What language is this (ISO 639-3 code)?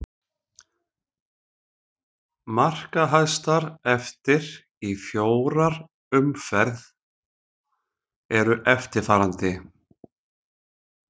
isl